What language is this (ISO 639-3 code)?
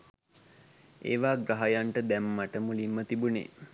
sin